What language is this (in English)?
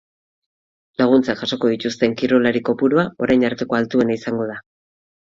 Basque